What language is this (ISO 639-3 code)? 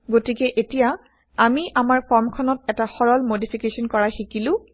asm